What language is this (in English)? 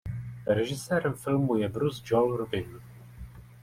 Czech